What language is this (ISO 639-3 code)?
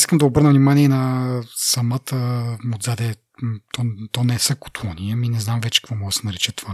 bul